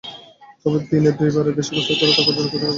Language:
Bangla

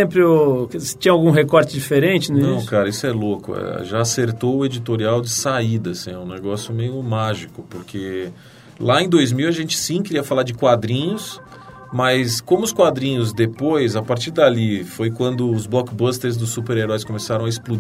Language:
Portuguese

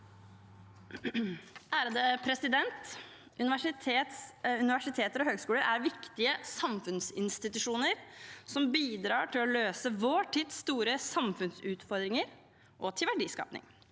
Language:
Norwegian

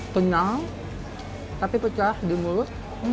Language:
Indonesian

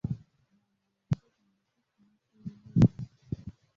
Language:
Kinyarwanda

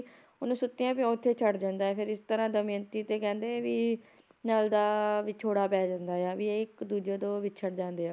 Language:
Punjabi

